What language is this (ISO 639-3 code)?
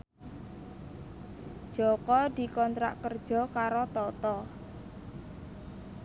jav